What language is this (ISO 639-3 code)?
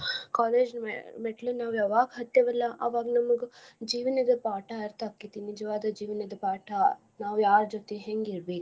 kan